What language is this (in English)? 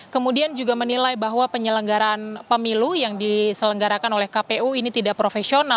Indonesian